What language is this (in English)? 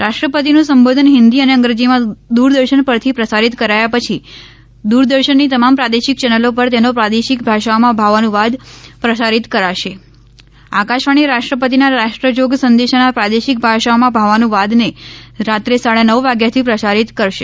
Gujarati